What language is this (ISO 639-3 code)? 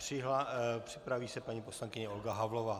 ces